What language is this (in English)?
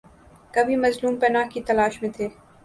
Urdu